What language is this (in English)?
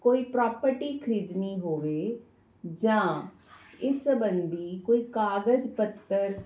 Punjabi